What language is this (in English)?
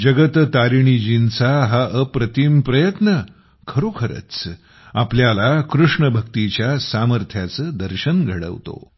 Marathi